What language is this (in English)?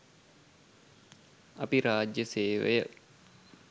Sinhala